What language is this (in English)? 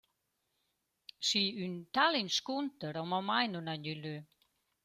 Romansh